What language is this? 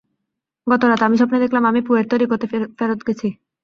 Bangla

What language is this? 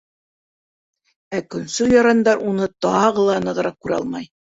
Bashkir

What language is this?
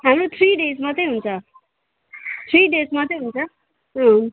Nepali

